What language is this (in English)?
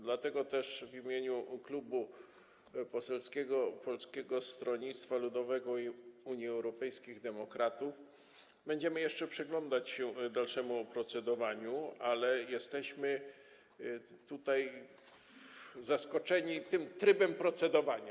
Polish